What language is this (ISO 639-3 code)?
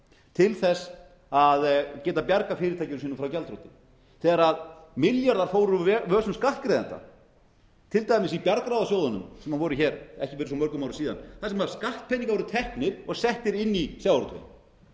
isl